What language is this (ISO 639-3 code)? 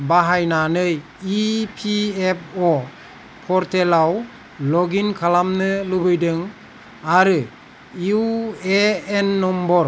brx